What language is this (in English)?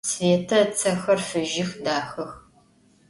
Adyghe